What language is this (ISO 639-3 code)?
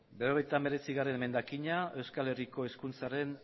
eus